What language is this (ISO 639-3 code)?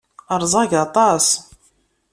kab